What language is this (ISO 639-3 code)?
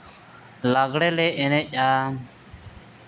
sat